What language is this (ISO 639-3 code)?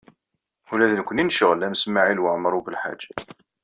kab